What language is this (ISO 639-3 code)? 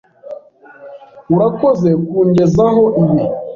kin